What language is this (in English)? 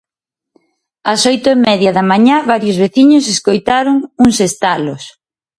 Galician